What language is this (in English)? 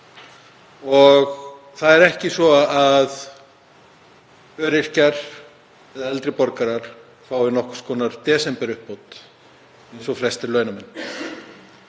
Icelandic